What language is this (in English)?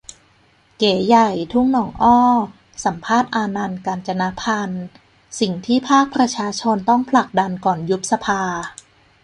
Thai